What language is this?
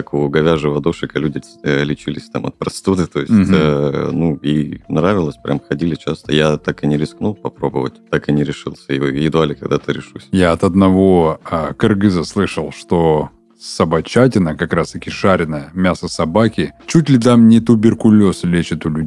Russian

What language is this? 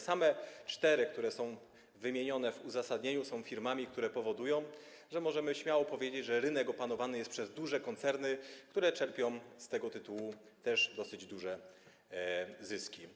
Polish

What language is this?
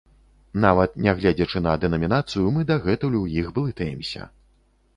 Belarusian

